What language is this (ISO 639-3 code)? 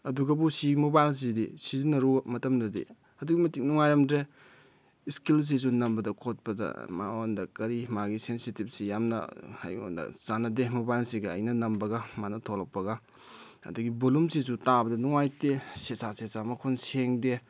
mni